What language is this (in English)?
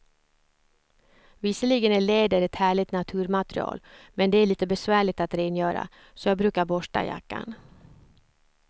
Swedish